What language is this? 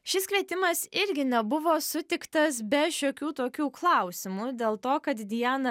Lithuanian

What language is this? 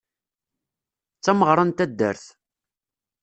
Kabyle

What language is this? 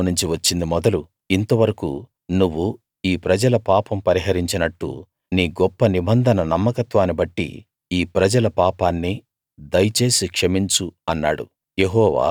Telugu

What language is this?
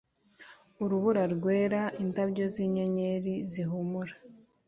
Kinyarwanda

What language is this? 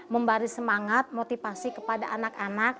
Indonesian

